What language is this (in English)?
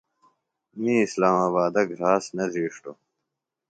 Phalura